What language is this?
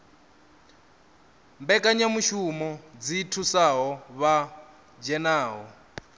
Venda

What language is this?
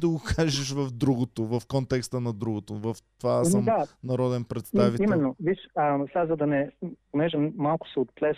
Bulgarian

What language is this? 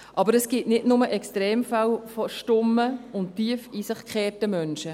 Swiss German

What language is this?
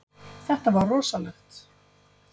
Icelandic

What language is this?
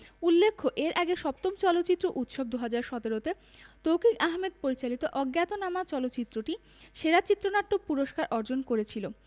Bangla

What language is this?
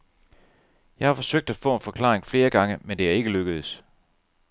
Danish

